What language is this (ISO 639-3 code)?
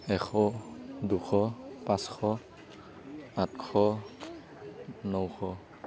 asm